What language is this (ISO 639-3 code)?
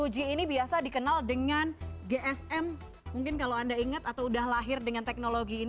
ind